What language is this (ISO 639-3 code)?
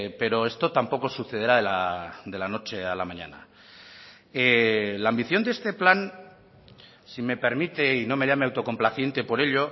spa